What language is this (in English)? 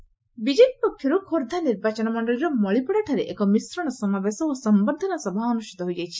Odia